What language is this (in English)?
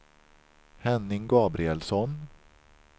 Swedish